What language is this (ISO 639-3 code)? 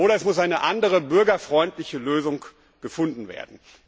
deu